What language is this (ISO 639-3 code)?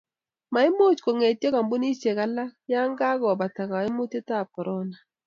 kln